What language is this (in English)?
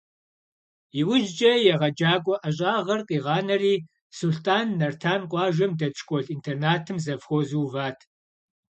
Kabardian